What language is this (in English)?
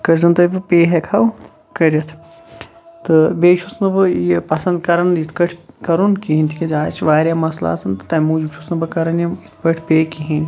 Kashmiri